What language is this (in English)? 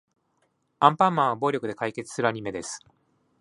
Japanese